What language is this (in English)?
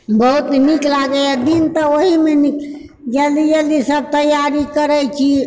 Maithili